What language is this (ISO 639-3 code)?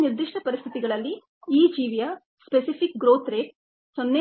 kan